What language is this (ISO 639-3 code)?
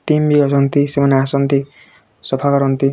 ori